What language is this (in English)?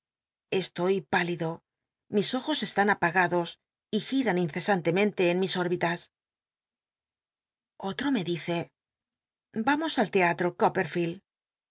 Spanish